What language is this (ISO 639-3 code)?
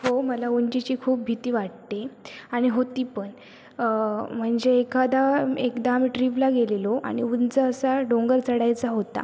mar